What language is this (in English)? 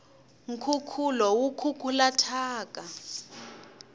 Tsonga